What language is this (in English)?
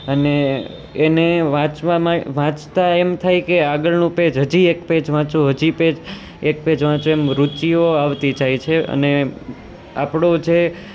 Gujarati